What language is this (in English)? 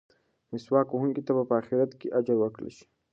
Pashto